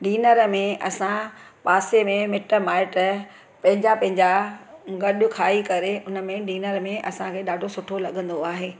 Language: Sindhi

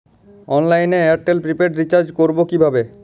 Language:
Bangla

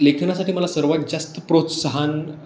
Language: Marathi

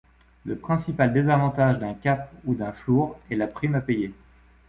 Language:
French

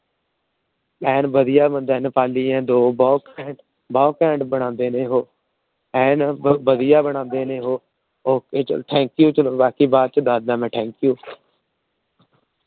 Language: Punjabi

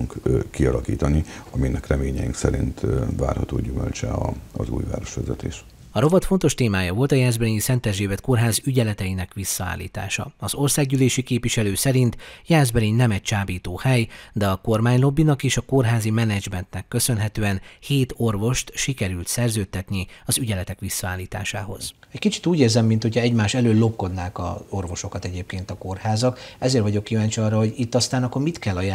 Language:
Hungarian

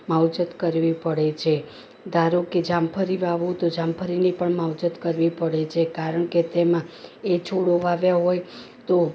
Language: Gujarati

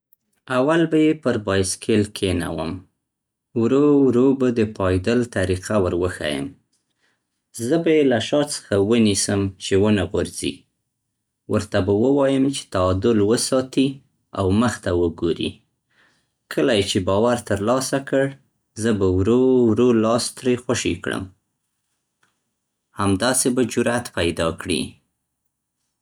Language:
Central Pashto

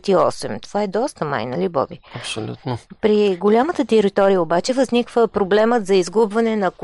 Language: Bulgarian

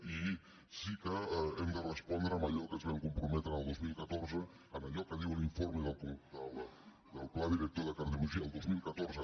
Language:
Catalan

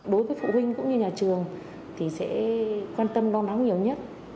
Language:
Vietnamese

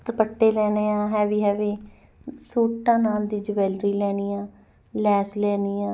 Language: Punjabi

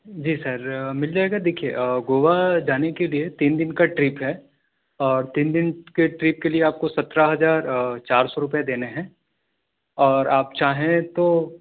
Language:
Urdu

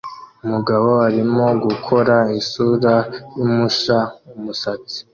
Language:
Kinyarwanda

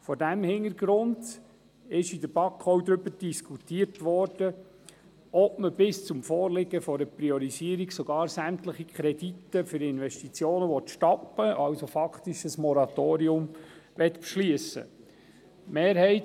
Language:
Swiss German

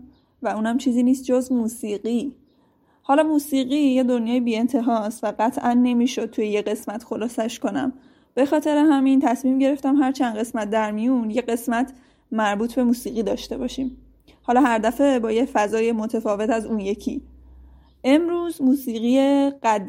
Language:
Persian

